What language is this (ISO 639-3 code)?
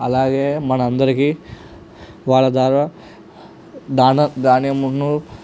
tel